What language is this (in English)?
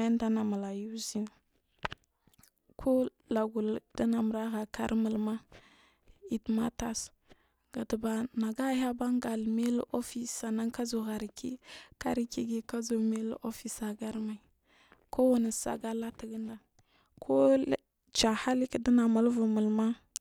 Marghi South